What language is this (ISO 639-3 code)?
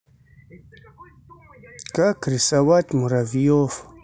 rus